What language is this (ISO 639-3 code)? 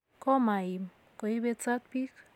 kln